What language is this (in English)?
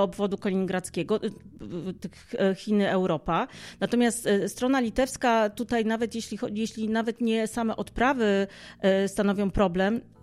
Polish